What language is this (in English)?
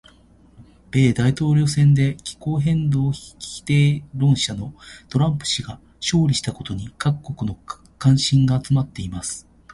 Japanese